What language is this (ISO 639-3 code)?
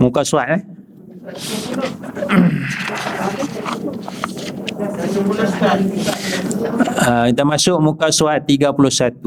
msa